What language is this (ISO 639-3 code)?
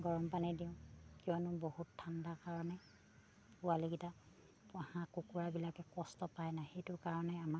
asm